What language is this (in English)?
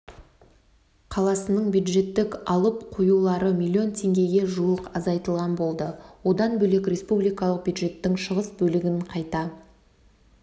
Kazakh